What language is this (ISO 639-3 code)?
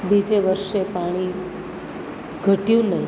guj